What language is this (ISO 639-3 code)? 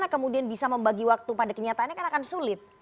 ind